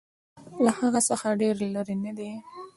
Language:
Pashto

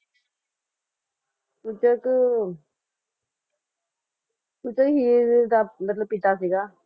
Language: Punjabi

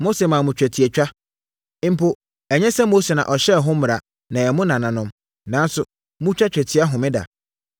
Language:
Akan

